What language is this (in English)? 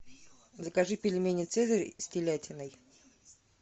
Russian